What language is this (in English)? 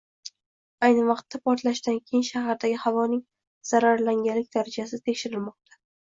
Uzbek